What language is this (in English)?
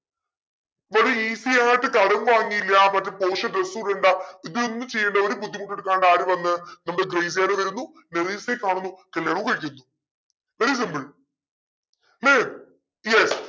Malayalam